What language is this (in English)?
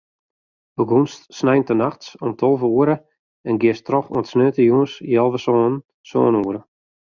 Western Frisian